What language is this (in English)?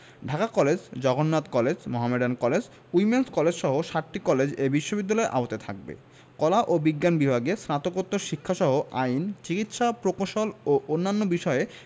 Bangla